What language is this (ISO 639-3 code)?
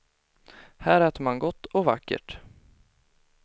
swe